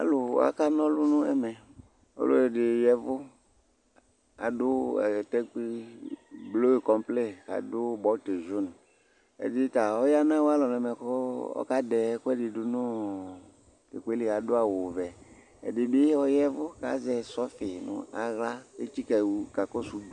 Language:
Ikposo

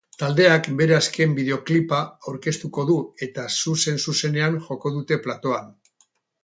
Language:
Basque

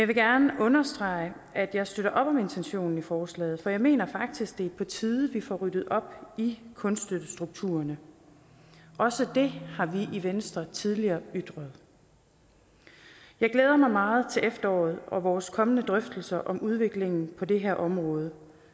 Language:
Danish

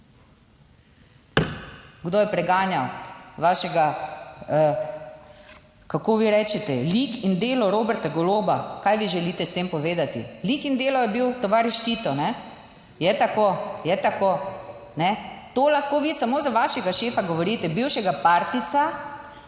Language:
Slovenian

